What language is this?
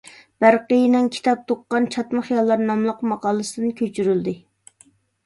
Uyghur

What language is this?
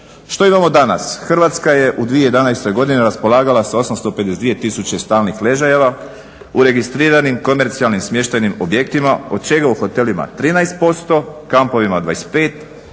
Croatian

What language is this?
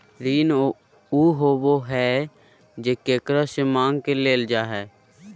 Magahi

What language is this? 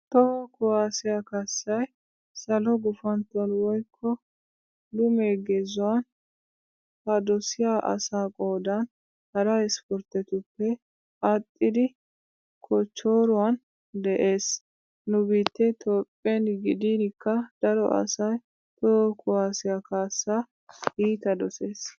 Wolaytta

